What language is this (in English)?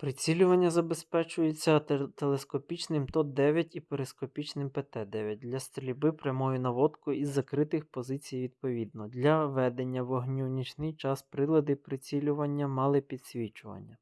Ukrainian